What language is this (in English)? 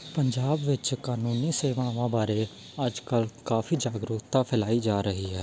Punjabi